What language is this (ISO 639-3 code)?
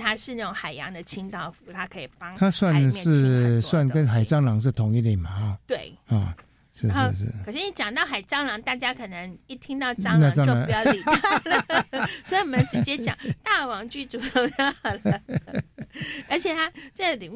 zho